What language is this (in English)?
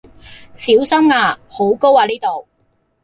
Cantonese